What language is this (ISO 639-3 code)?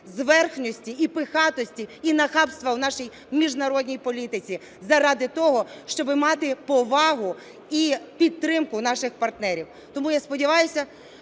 ukr